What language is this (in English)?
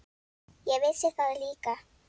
Icelandic